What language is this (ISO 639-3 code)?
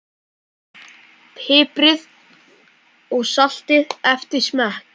isl